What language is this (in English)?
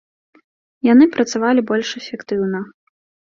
Belarusian